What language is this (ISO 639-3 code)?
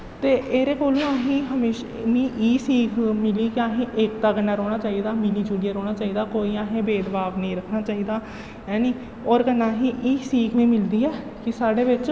doi